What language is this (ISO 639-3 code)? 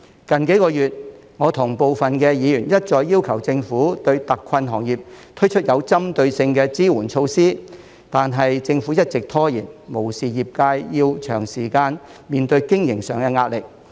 yue